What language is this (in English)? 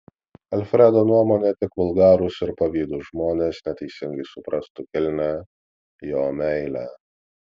Lithuanian